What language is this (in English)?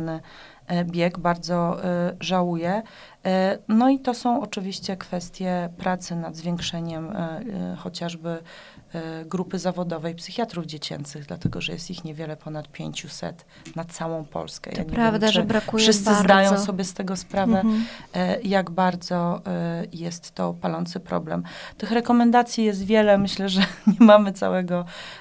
Polish